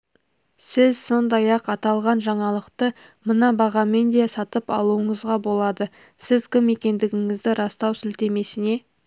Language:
Kazakh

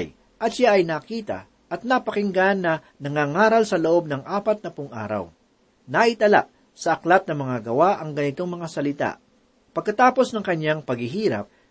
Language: Filipino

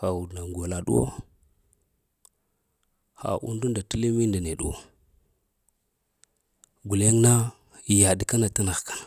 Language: Lamang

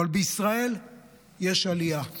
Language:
Hebrew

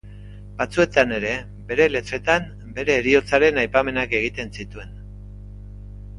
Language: Basque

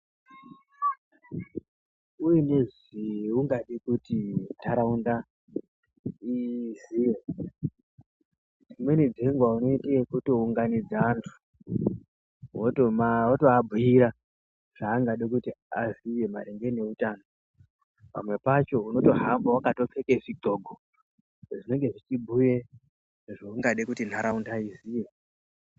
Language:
Ndau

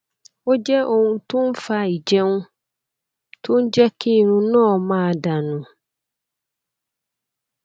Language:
Yoruba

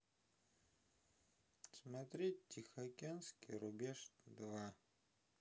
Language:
Russian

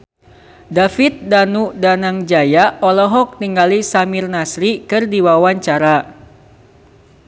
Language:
Sundanese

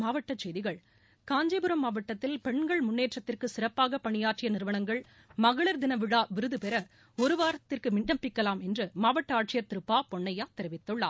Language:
Tamil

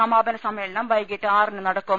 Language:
Malayalam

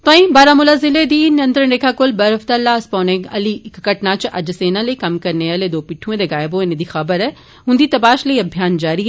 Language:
Dogri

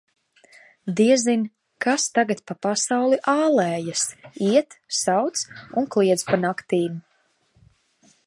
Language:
Latvian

